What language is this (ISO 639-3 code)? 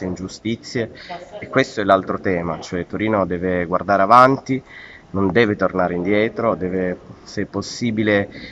ita